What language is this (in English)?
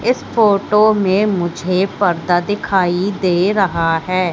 Hindi